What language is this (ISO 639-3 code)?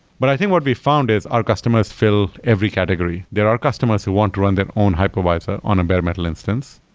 eng